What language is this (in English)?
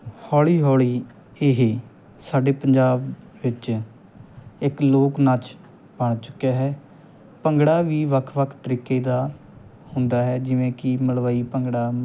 Punjabi